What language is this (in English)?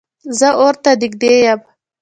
Pashto